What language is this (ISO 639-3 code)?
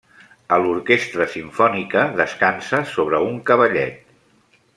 cat